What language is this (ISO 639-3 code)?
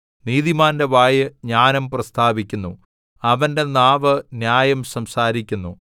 mal